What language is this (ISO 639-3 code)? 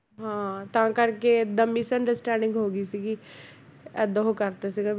pan